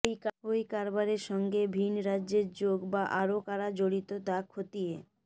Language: Bangla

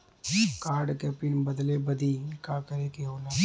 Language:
Bhojpuri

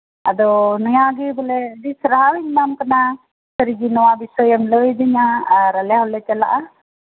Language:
Santali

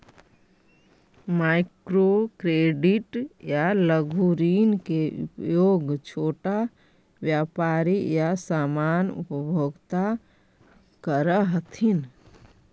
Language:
Magahi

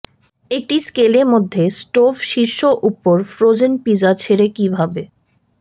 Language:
Bangla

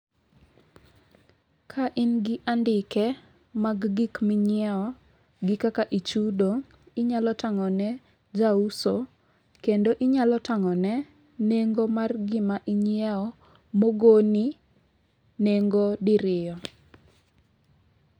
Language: Luo (Kenya and Tanzania)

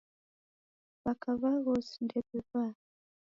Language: Taita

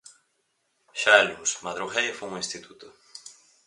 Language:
Galician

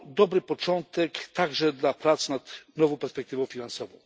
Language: Polish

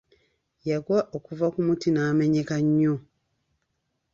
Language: Ganda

